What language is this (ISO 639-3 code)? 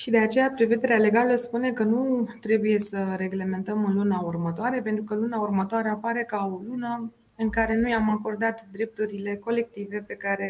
ron